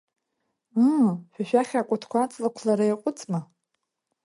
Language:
Abkhazian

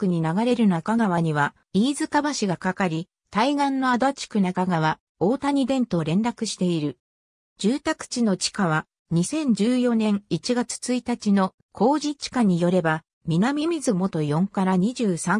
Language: Japanese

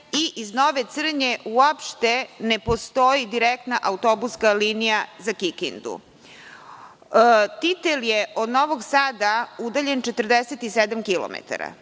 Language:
Serbian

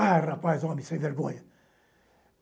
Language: Portuguese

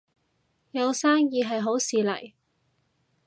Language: Cantonese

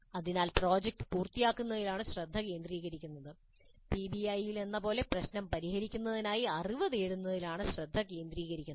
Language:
Malayalam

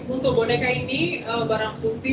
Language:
Indonesian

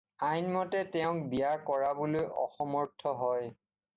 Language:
Assamese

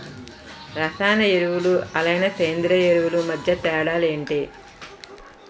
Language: Telugu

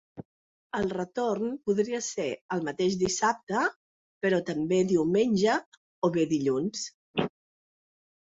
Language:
Catalan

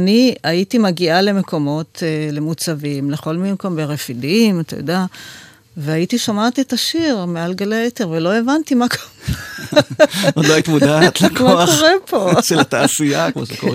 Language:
Hebrew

